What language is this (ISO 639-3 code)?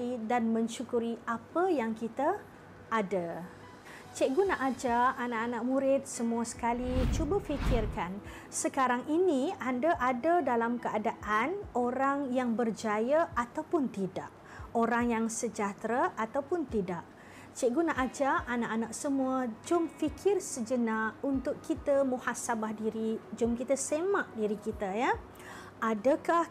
msa